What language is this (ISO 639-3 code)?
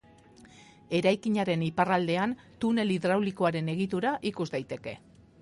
eus